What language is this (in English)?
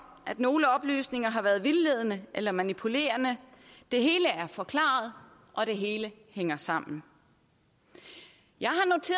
Danish